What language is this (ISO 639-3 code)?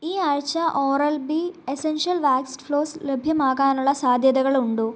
mal